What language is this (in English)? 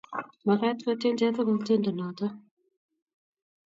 Kalenjin